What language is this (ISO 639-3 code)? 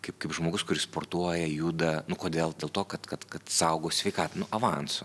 lit